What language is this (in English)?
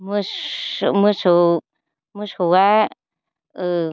Bodo